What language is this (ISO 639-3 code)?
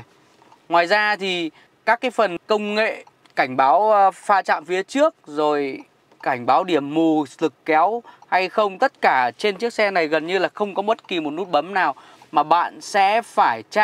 vie